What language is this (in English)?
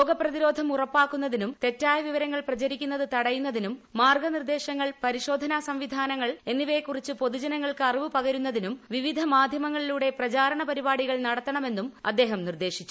Malayalam